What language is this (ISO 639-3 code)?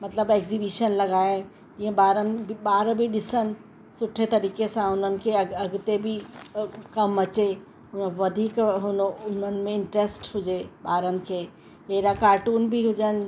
snd